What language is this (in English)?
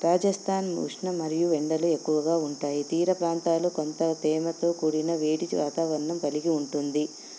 Telugu